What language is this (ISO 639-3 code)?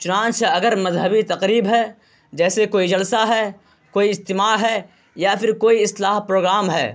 urd